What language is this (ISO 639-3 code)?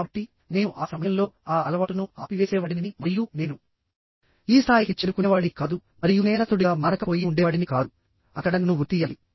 tel